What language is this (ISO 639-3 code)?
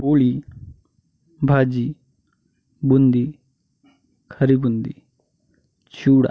mar